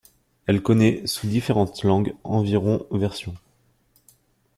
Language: French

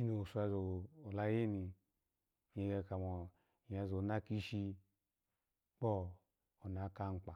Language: Alago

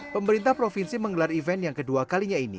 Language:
Indonesian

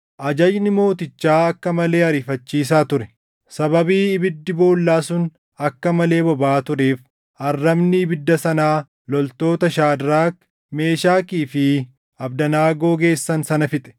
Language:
Oromo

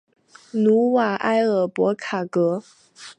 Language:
Chinese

